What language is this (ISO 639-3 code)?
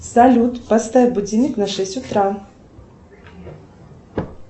rus